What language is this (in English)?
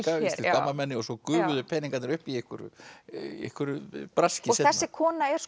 Icelandic